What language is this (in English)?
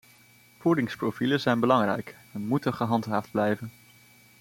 Dutch